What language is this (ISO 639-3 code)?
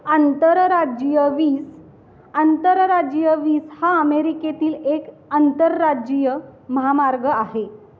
mar